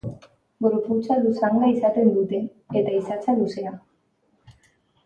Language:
Basque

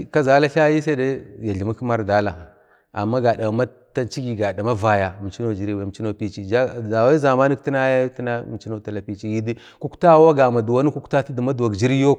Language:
Bade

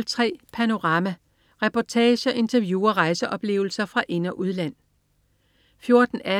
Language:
Danish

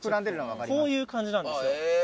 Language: Japanese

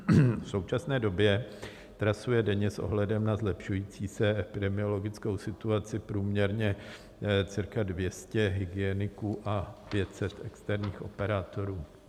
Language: Czech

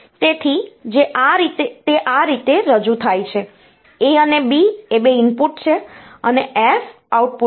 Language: Gujarati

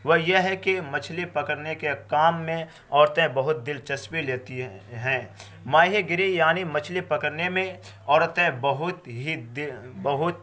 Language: Urdu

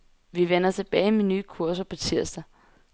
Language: Danish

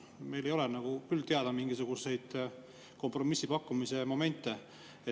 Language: Estonian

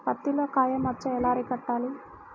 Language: Telugu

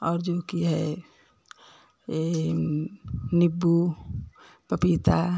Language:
Hindi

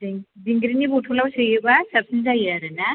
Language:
Bodo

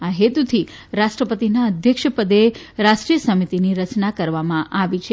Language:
Gujarati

